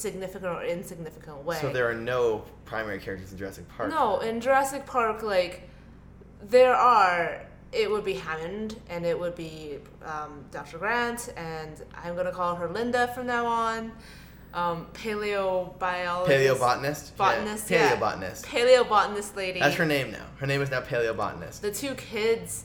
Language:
English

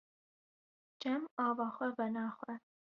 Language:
Kurdish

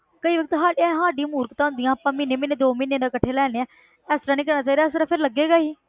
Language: Punjabi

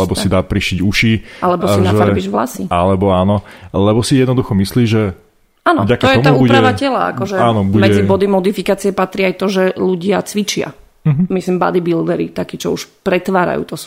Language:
Slovak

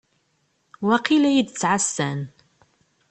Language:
Kabyle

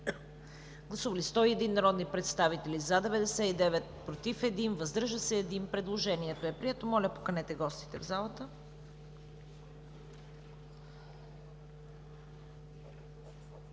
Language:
Bulgarian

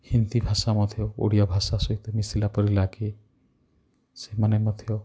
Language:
Odia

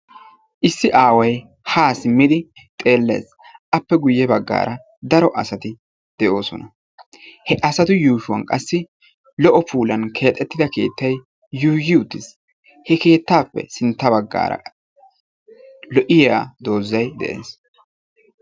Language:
Wolaytta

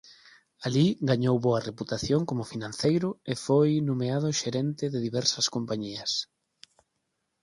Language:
Galician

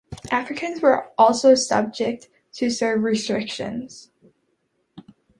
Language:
English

